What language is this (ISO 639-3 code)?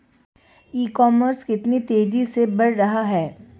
hin